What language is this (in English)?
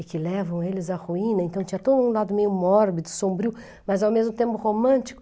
Portuguese